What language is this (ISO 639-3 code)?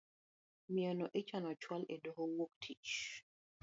luo